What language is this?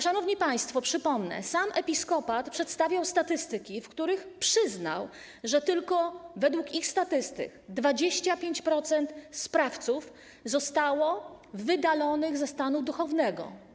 Polish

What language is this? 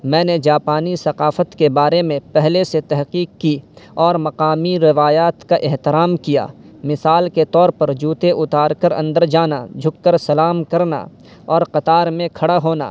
Urdu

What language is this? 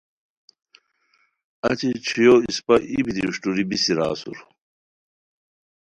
Khowar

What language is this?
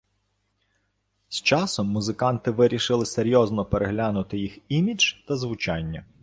Ukrainian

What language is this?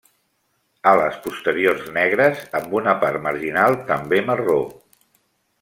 Catalan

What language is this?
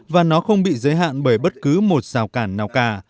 Vietnamese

